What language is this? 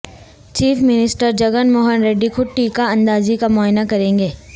Urdu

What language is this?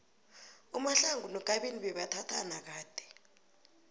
South Ndebele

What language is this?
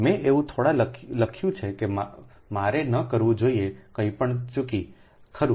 Gujarati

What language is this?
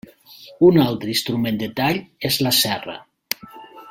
Catalan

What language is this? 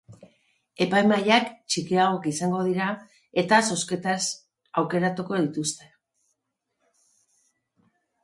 Basque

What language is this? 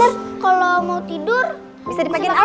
Indonesian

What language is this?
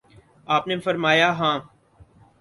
Urdu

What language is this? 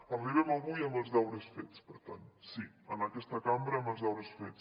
Catalan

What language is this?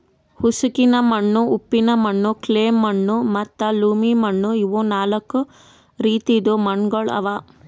Kannada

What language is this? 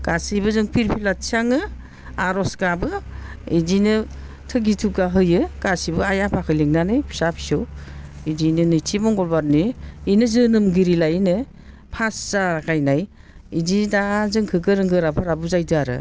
Bodo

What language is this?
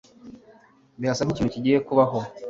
Kinyarwanda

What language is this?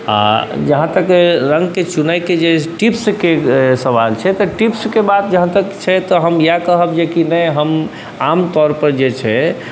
Maithili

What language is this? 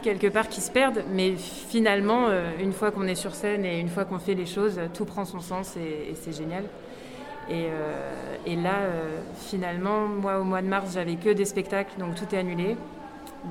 French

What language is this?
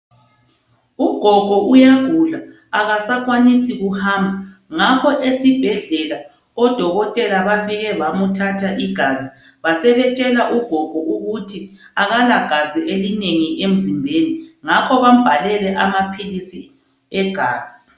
North Ndebele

